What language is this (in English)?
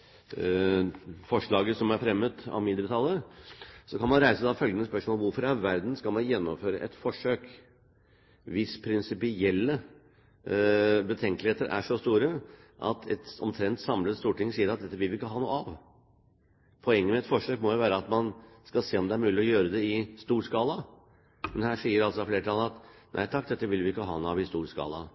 Norwegian Bokmål